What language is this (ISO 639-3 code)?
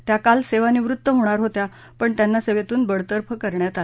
mar